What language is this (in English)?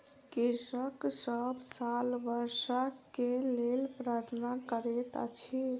Maithili